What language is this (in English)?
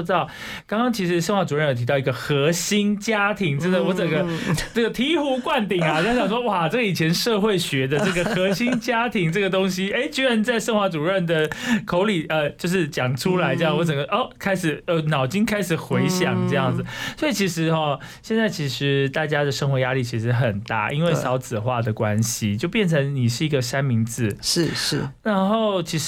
Chinese